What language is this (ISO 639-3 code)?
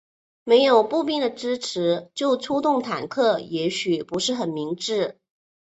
zho